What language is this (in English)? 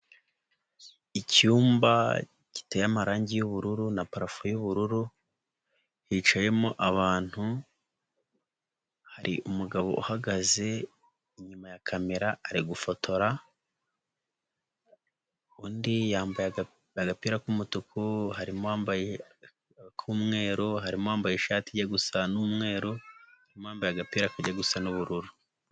Kinyarwanda